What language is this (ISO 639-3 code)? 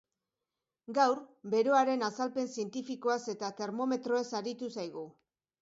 eus